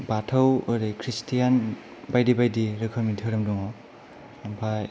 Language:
Bodo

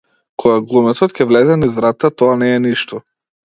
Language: Macedonian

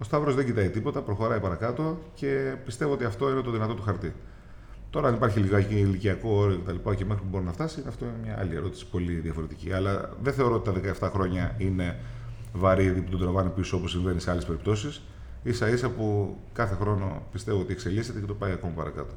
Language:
Greek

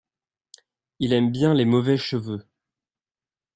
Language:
French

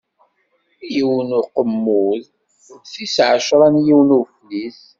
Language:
Kabyle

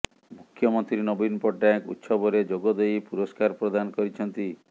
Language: Odia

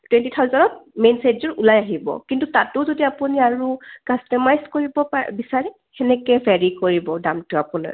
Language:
Assamese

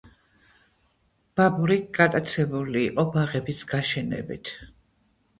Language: Georgian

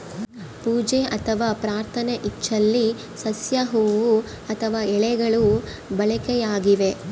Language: Kannada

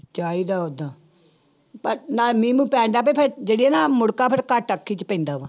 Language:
Punjabi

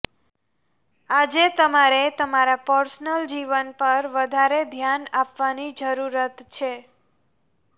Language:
Gujarati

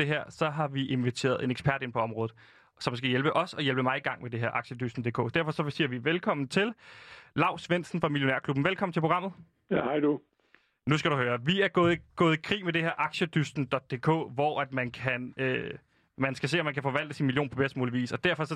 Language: Danish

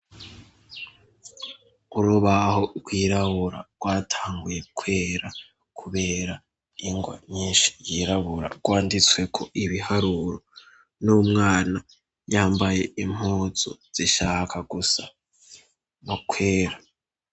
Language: Rundi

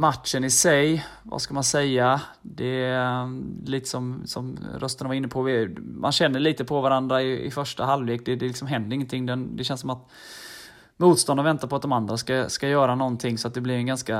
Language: Swedish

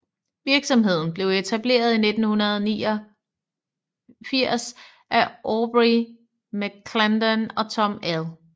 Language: Danish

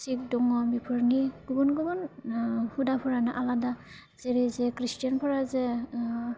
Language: Bodo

